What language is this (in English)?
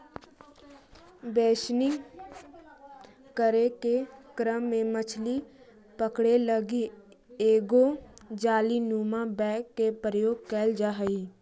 Magahi